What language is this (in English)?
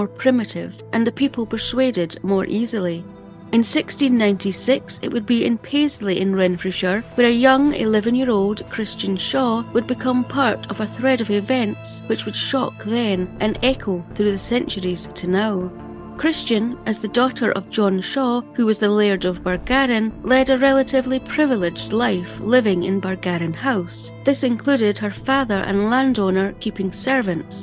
English